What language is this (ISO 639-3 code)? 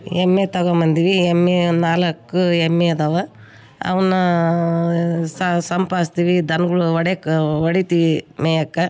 kan